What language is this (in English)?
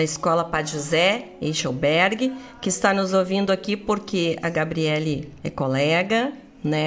Portuguese